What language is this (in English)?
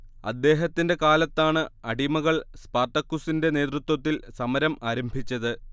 Malayalam